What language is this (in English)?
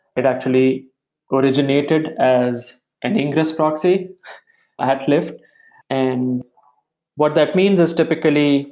English